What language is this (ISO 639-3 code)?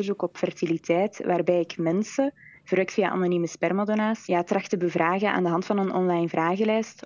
nld